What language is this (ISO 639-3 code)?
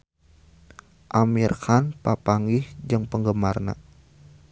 sun